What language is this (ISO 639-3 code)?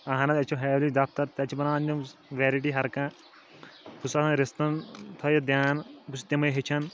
kas